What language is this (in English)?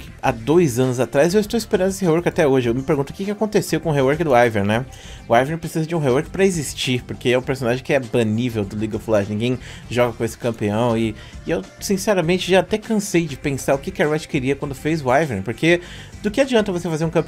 Portuguese